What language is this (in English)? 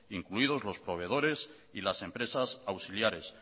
Spanish